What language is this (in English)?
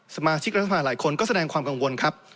Thai